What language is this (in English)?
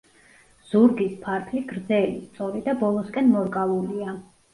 Georgian